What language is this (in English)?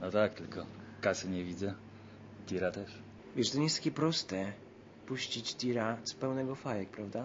Polish